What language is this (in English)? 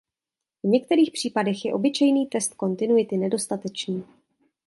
Czech